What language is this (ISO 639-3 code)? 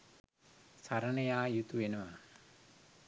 sin